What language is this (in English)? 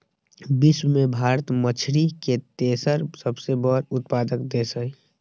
Magahi